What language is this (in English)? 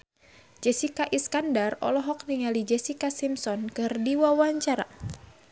Sundanese